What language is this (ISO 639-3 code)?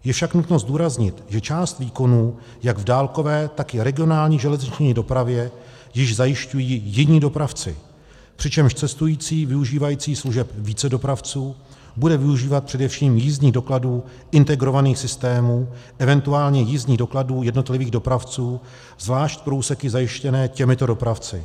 ces